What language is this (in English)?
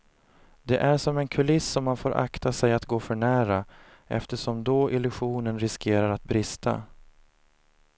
Swedish